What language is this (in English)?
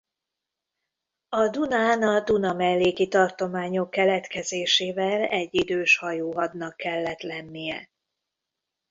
Hungarian